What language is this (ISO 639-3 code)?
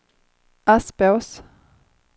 swe